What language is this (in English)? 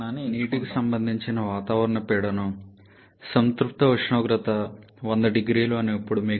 Telugu